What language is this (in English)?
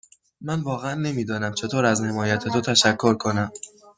Persian